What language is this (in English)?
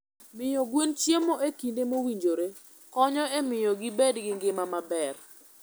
Luo (Kenya and Tanzania)